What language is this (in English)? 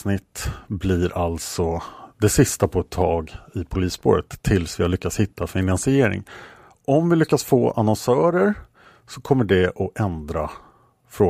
Swedish